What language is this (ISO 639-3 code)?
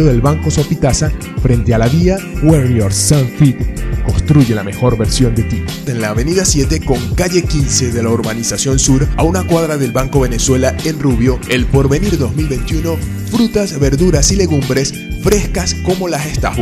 spa